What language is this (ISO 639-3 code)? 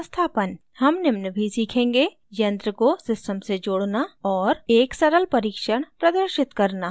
hin